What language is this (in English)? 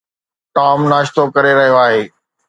Sindhi